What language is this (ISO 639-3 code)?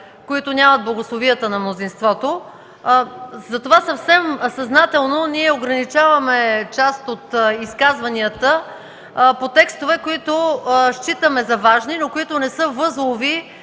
bul